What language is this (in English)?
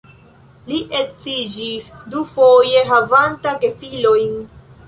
Esperanto